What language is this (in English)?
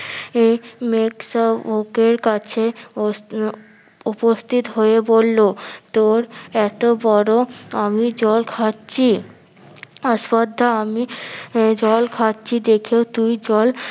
Bangla